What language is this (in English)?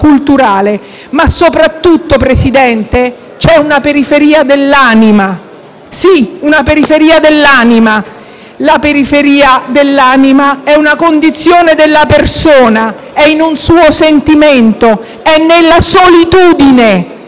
Italian